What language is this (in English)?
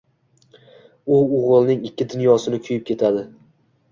Uzbek